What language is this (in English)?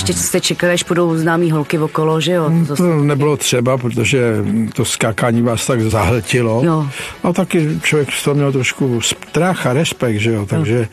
Czech